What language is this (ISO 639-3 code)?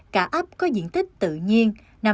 vie